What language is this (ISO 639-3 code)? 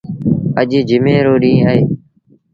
sbn